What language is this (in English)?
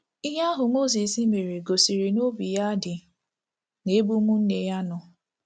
Igbo